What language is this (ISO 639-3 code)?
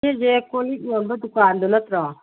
mni